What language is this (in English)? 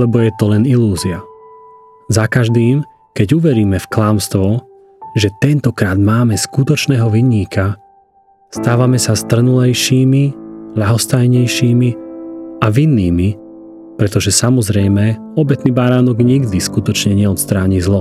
Slovak